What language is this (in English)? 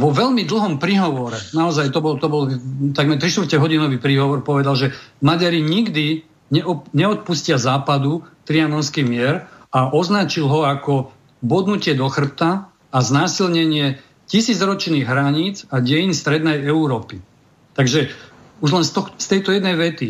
Slovak